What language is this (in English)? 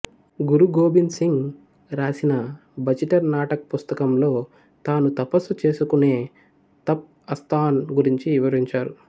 Telugu